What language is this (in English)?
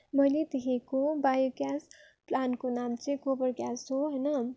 Nepali